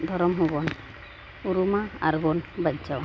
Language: Santali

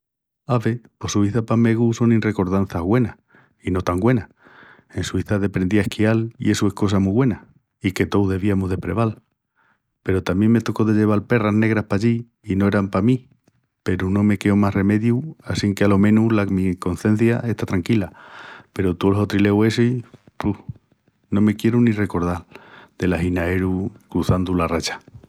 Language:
Extremaduran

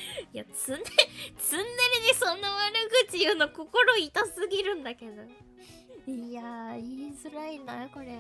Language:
Japanese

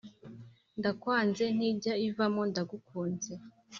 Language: Kinyarwanda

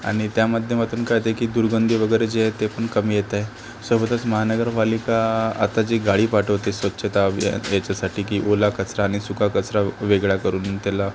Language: Marathi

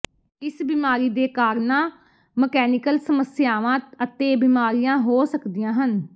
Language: Punjabi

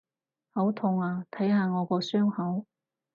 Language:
Cantonese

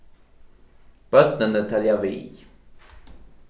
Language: Faroese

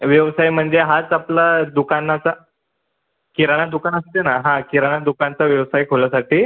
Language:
Marathi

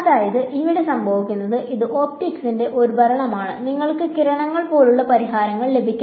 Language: Malayalam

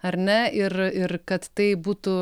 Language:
Lithuanian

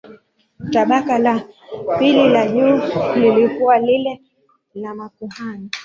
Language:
Swahili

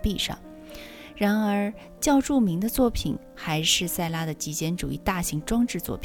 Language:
Chinese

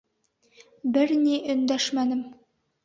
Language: Bashkir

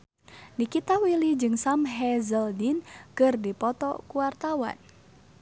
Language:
Sundanese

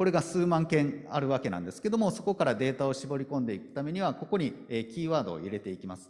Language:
Japanese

